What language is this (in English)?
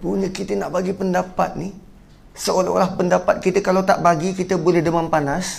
Malay